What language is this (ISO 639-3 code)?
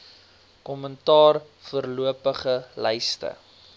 afr